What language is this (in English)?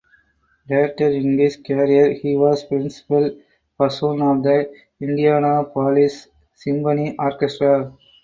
English